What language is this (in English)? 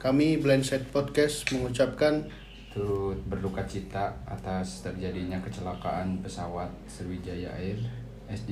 Indonesian